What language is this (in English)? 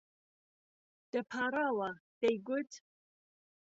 Central Kurdish